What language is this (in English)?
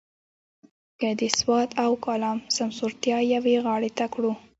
Pashto